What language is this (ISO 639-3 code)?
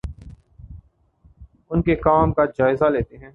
urd